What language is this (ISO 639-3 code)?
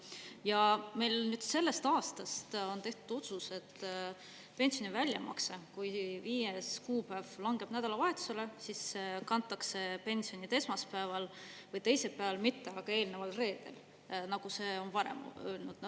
est